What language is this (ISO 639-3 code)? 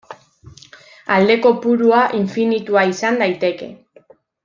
eus